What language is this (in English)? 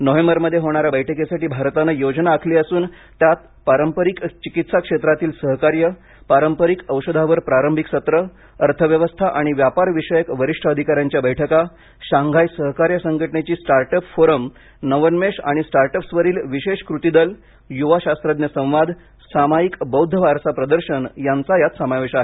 Marathi